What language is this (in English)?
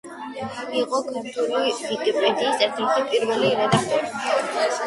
Georgian